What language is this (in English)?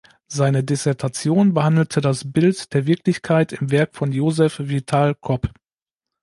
German